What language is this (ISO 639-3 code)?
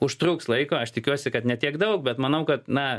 lit